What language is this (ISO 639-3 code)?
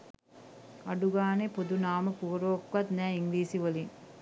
sin